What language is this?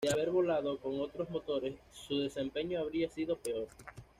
Spanish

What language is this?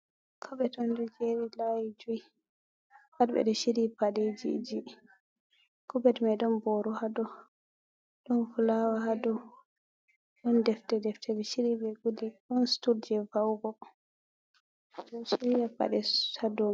Fula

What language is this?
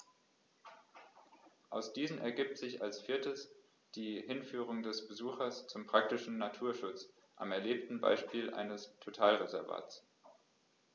German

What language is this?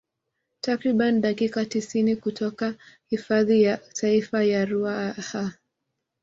Swahili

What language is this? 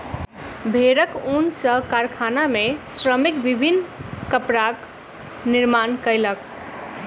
Maithili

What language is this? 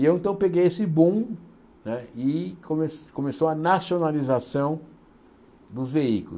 Portuguese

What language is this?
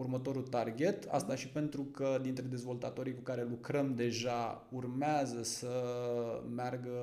Romanian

